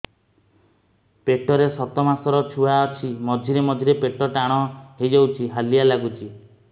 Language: Odia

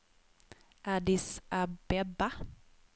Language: Swedish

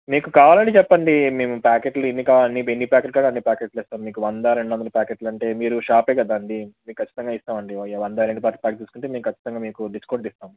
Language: Telugu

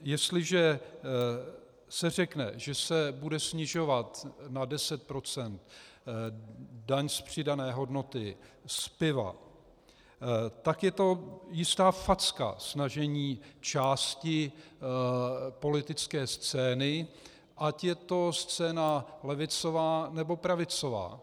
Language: Czech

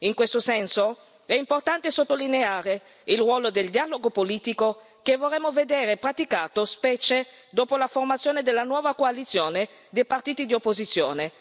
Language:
Italian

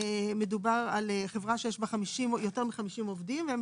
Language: Hebrew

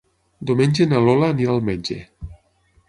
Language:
Catalan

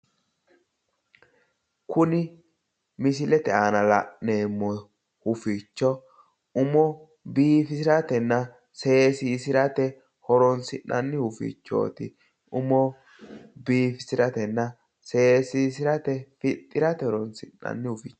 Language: Sidamo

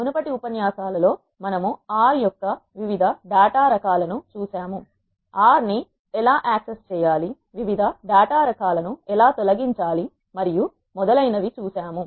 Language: Telugu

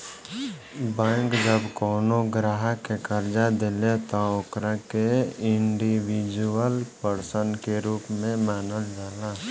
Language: Bhojpuri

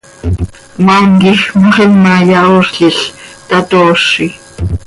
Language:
Seri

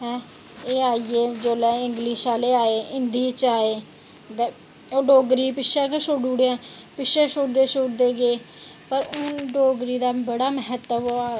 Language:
Dogri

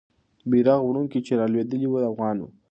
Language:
Pashto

